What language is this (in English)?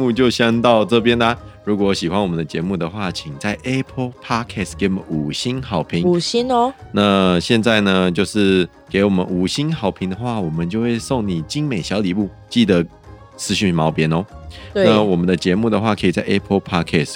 Chinese